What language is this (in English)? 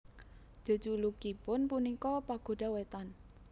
Javanese